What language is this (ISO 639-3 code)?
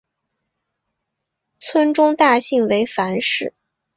zho